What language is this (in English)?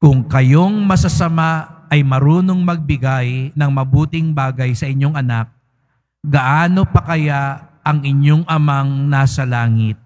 Filipino